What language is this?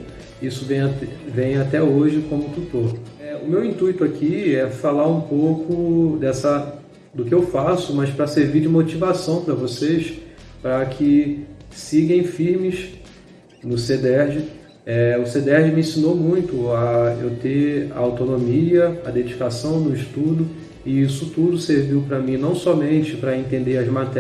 Portuguese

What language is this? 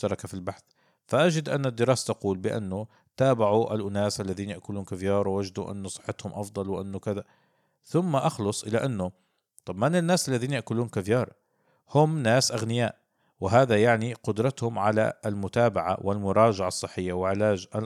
Arabic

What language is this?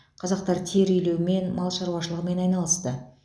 Kazakh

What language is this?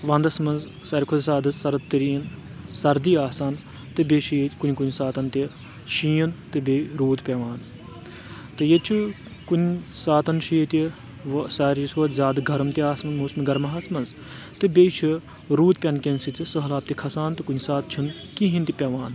Kashmiri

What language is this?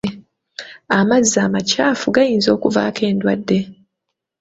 Ganda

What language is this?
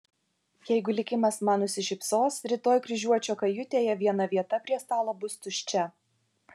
Lithuanian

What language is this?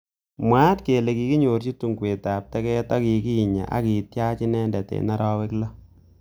Kalenjin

